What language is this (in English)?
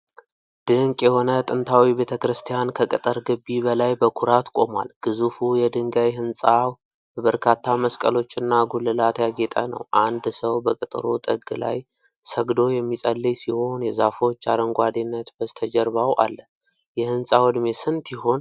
Amharic